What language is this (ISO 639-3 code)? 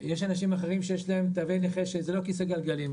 heb